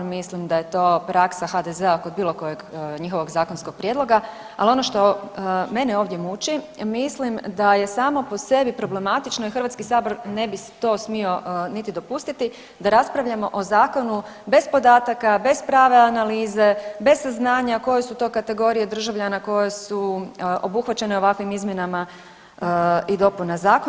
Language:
Croatian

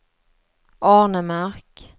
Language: Swedish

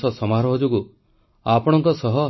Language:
Odia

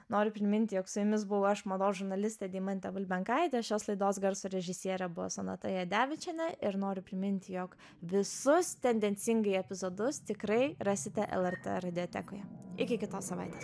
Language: Lithuanian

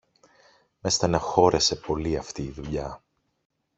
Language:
Greek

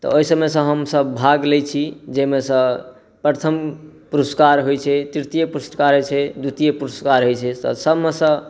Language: Maithili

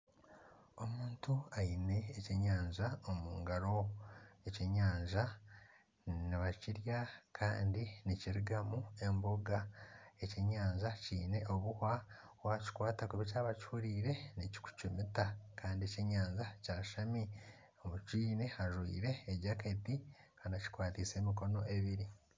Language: Nyankole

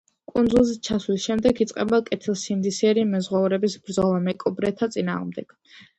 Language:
Georgian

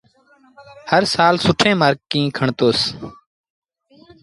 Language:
Sindhi Bhil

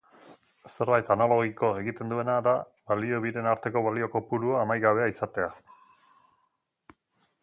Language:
Basque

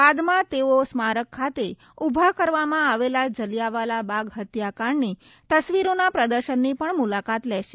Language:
Gujarati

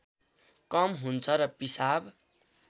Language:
Nepali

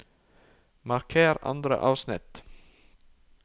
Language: Norwegian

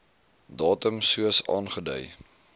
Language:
Afrikaans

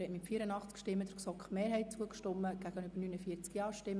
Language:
Swiss German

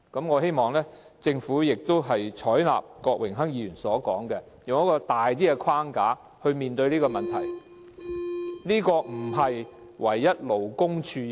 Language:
Cantonese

